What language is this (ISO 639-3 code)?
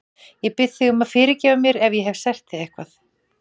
isl